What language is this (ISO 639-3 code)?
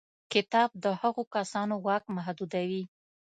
pus